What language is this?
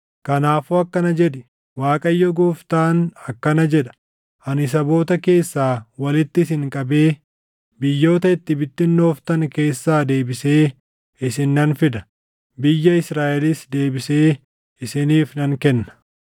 Oromo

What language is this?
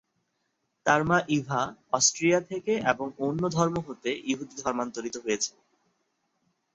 Bangla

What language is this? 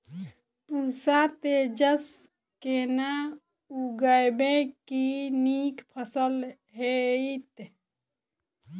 Maithili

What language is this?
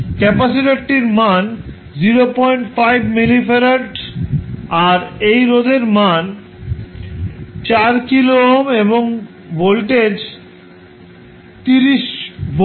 Bangla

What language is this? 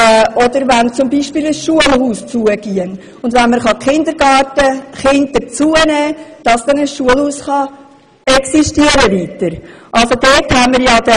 Swiss German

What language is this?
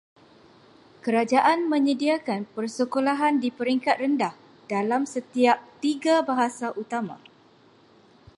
Malay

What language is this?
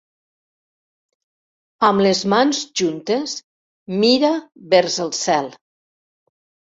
Catalan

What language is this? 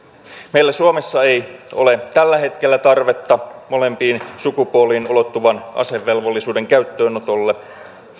Finnish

